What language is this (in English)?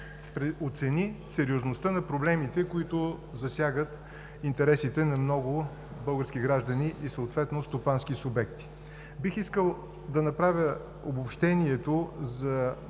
Bulgarian